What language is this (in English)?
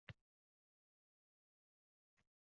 Uzbek